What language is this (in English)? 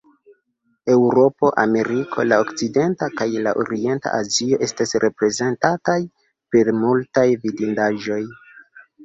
Esperanto